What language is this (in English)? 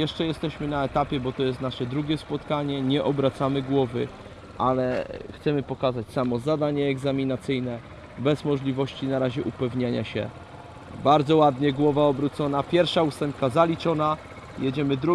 Polish